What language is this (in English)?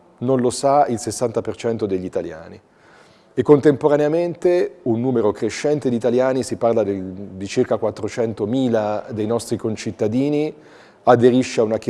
Italian